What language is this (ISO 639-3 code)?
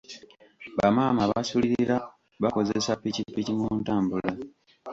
lug